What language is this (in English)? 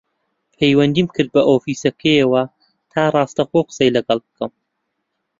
Central Kurdish